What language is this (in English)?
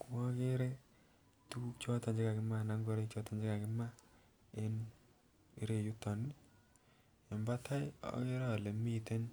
Kalenjin